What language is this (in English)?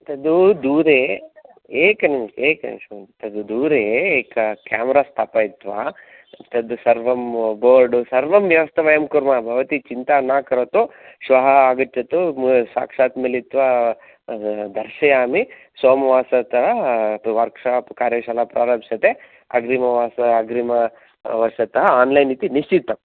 Sanskrit